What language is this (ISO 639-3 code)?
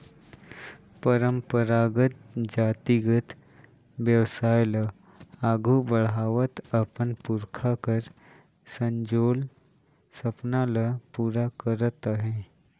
hne